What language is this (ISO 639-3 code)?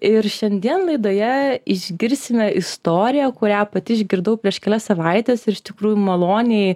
lit